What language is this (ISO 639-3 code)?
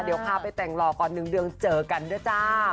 tha